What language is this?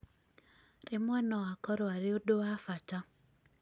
Kikuyu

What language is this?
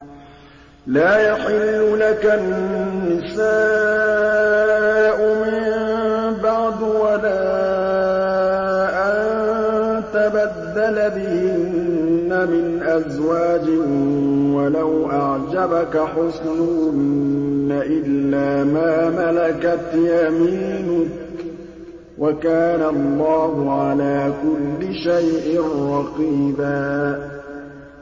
Arabic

